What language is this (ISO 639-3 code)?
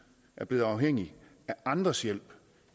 dan